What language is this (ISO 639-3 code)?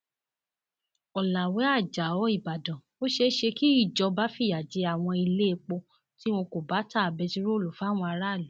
yor